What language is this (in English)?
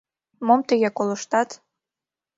Mari